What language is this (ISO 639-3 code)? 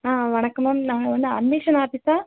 tam